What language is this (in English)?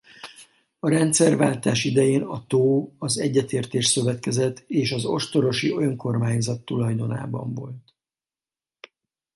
Hungarian